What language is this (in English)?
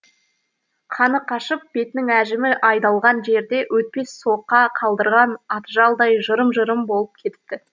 Kazakh